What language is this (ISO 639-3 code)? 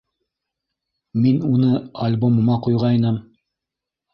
bak